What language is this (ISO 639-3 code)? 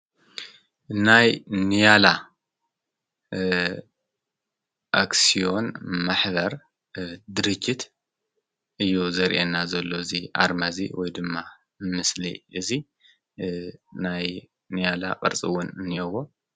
tir